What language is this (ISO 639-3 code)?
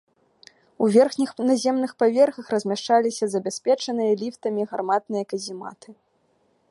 bel